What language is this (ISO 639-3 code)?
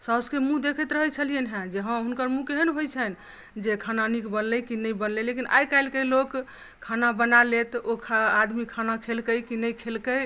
mai